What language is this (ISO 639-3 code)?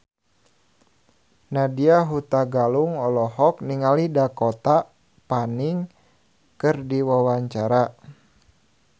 sun